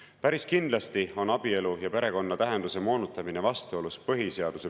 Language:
Estonian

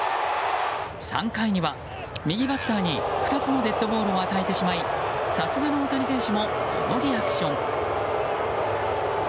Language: Japanese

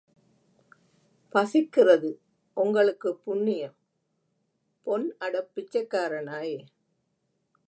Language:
Tamil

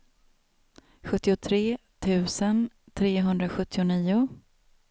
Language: Swedish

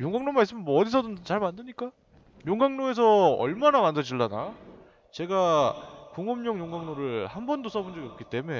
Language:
Korean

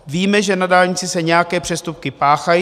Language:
Czech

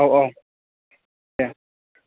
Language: Bodo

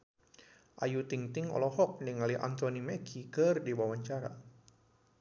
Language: Sundanese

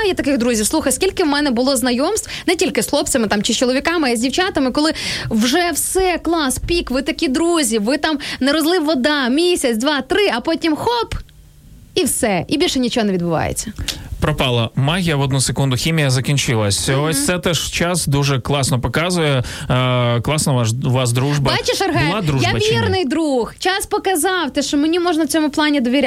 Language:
Ukrainian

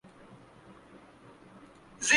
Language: Urdu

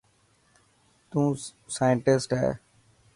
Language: Dhatki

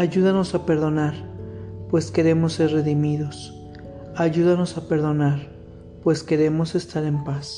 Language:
Spanish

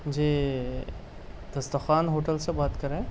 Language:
Urdu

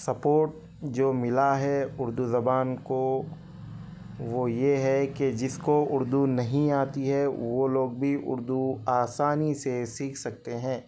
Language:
Urdu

